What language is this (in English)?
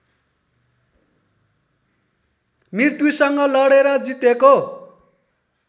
Nepali